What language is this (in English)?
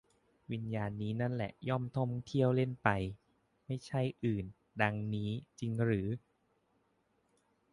Thai